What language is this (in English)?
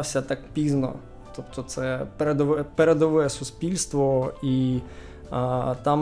Ukrainian